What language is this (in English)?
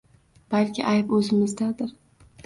Uzbek